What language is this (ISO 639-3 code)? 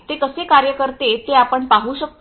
mar